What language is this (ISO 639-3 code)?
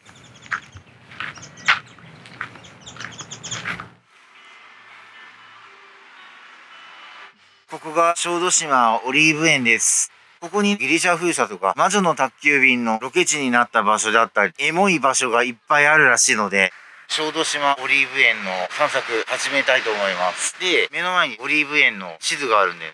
jpn